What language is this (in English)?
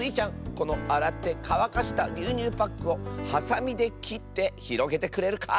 Japanese